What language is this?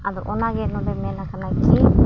Santali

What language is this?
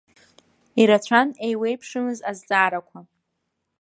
Abkhazian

